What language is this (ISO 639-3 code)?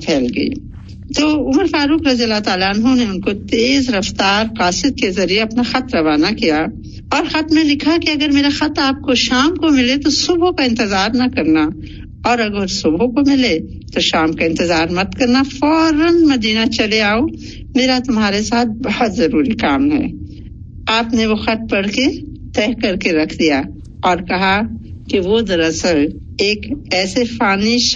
urd